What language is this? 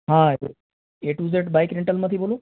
Gujarati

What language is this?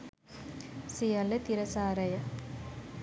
Sinhala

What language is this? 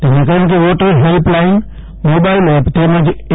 Gujarati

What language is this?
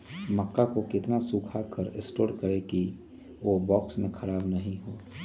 Magahi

